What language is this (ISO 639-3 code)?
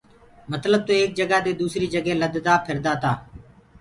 ggg